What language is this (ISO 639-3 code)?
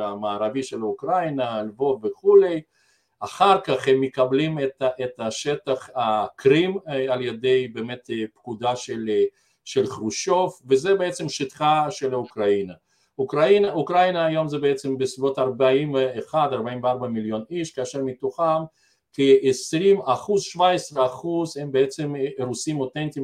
heb